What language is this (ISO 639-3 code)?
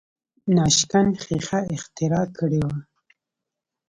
pus